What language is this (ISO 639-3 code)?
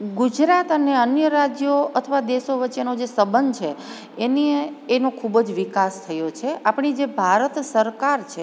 guj